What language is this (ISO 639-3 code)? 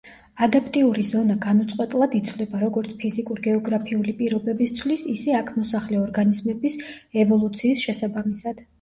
kat